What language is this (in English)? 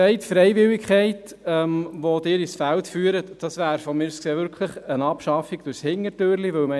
Swiss German